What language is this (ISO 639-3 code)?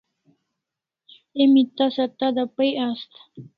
kls